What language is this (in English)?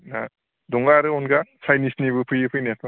Bodo